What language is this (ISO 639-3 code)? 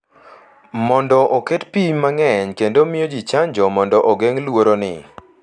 luo